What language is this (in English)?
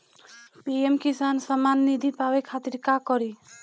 Bhojpuri